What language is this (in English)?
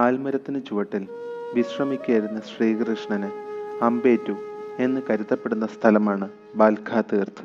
Malayalam